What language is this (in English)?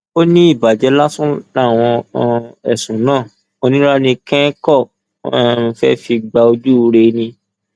Yoruba